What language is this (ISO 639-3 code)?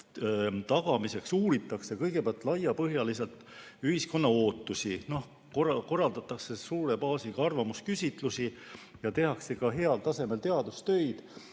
est